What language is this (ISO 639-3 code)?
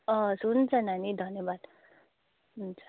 nep